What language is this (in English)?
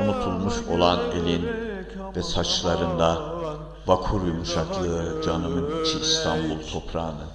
Turkish